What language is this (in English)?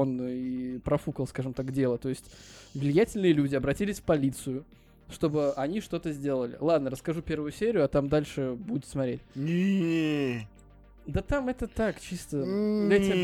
Russian